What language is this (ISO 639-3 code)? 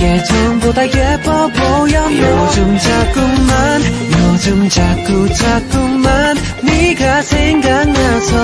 jpn